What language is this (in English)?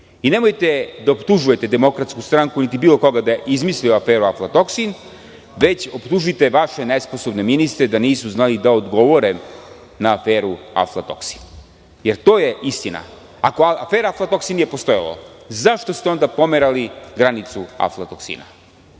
Serbian